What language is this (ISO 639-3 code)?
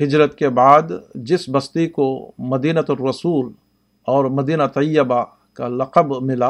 urd